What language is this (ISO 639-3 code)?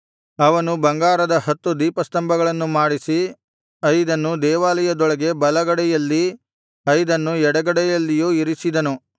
kan